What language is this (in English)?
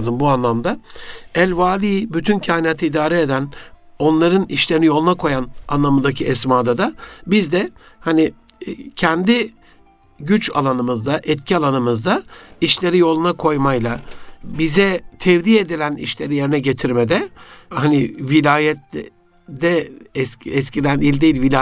Turkish